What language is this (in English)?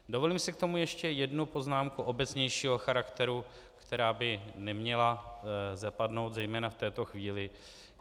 Czech